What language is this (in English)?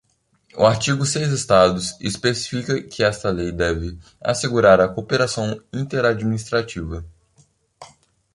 Portuguese